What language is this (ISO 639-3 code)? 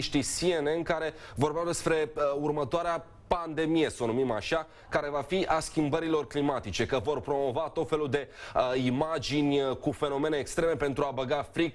ron